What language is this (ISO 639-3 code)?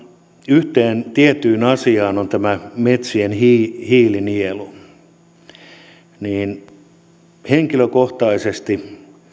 fin